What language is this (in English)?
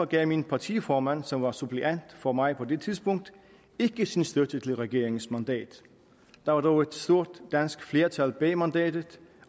Danish